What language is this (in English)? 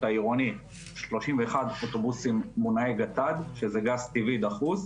Hebrew